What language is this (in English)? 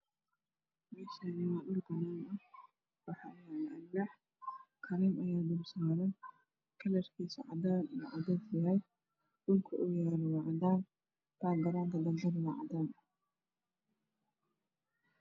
Somali